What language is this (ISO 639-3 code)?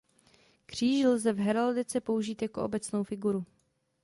ces